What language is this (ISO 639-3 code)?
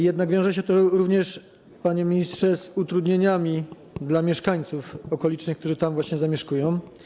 pol